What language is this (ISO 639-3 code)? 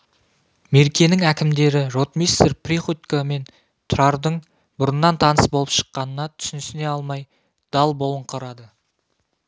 kaz